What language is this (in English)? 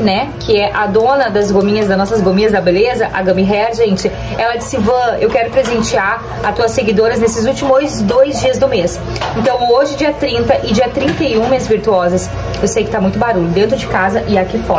Portuguese